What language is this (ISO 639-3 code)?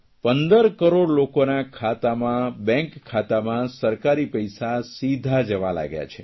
guj